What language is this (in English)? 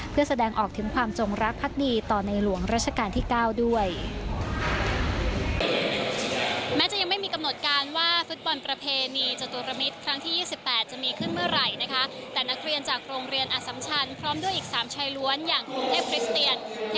Thai